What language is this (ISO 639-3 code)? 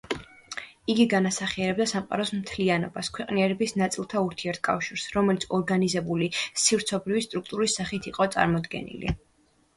kat